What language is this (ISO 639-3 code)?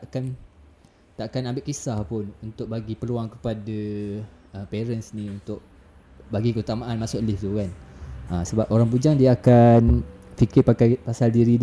msa